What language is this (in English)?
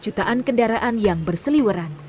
Indonesian